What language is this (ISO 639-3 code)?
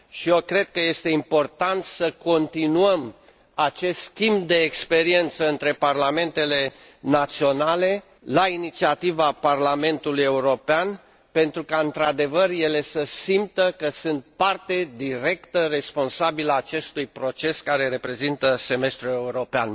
ron